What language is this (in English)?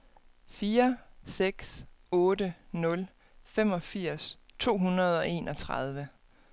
Danish